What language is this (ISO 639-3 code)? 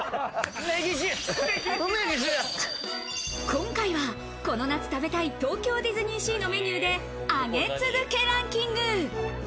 jpn